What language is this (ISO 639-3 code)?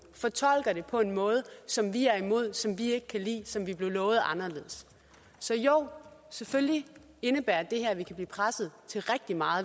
dan